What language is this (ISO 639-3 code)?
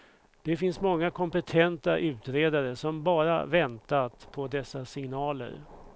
swe